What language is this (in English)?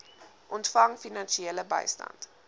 Afrikaans